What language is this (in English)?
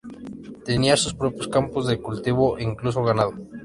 Spanish